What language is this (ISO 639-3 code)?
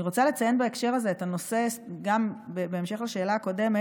heb